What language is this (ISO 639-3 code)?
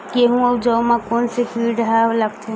hne